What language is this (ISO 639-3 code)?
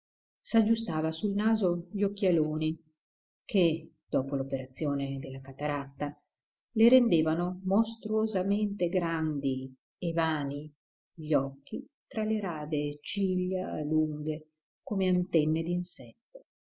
ita